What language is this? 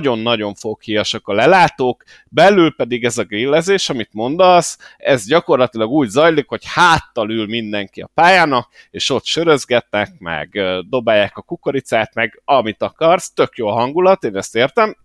Hungarian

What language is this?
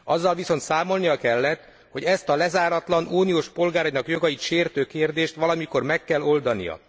Hungarian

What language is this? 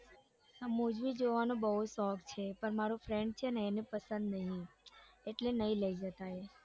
Gujarati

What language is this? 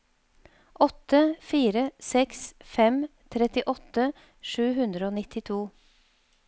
Norwegian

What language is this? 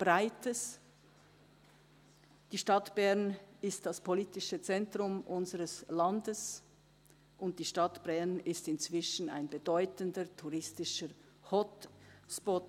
Swiss German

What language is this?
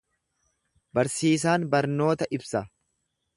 Oromo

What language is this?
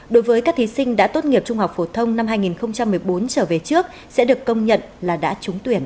Vietnamese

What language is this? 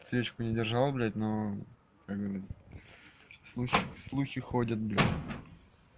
Russian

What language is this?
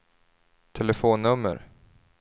Swedish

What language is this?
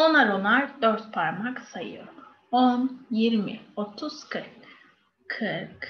Turkish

